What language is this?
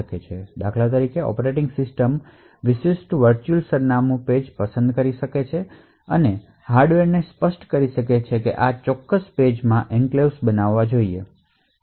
Gujarati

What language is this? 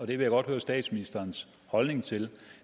Danish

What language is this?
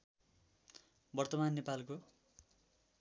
Nepali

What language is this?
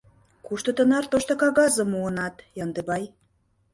Mari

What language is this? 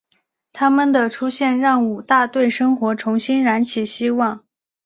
Chinese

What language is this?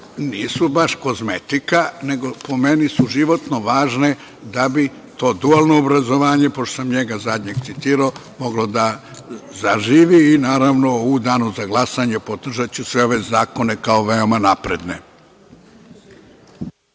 Serbian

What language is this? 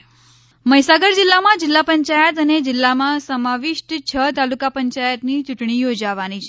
Gujarati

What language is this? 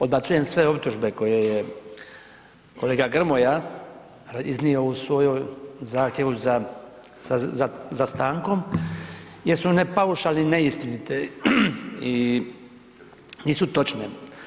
Croatian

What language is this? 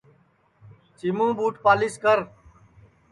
Sansi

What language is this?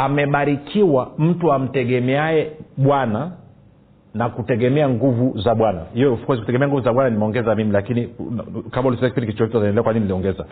Swahili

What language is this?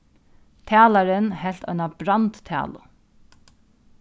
Faroese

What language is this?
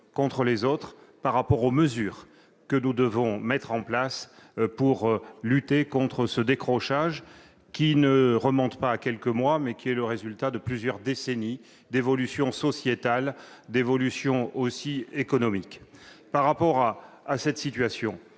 French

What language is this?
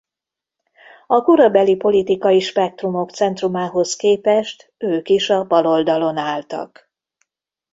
Hungarian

